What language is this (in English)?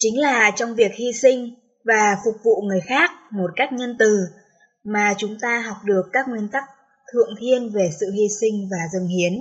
Vietnamese